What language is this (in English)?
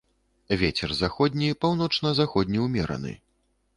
Belarusian